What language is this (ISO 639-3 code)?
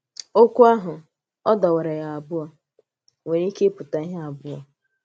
ibo